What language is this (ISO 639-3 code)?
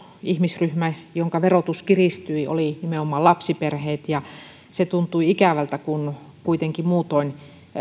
fin